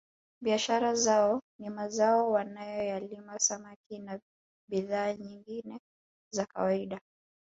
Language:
Swahili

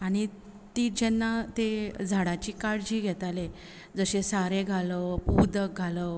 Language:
Konkani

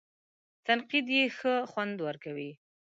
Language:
Pashto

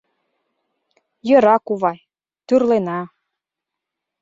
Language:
Mari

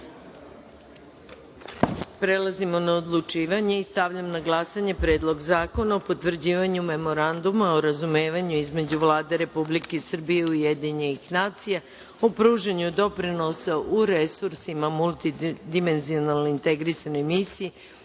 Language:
Serbian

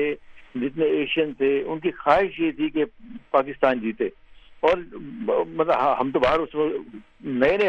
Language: Urdu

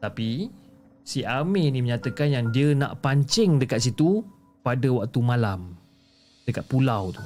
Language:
Malay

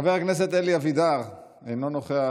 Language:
Hebrew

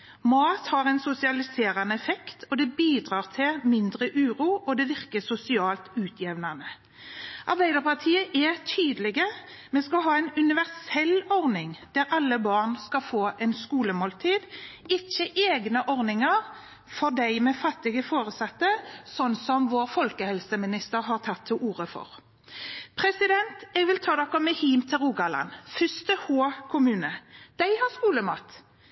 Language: Norwegian Bokmål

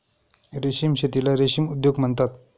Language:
Marathi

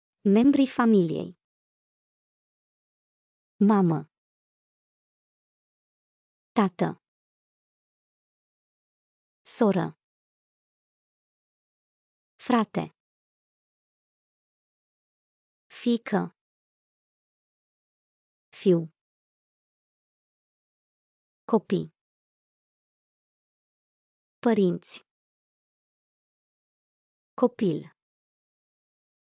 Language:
Romanian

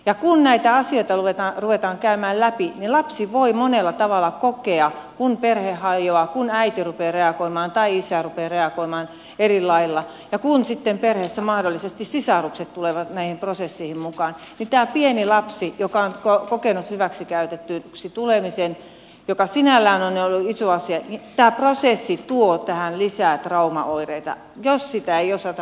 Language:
Finnish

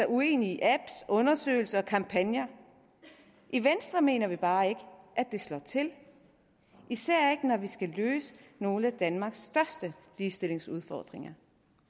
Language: Danish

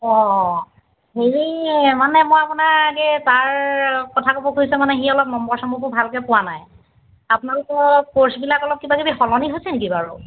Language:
Assamese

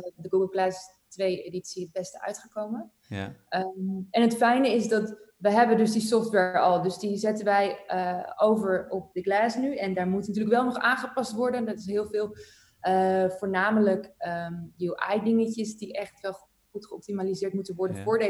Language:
Dutch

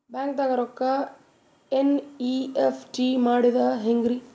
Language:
Kannada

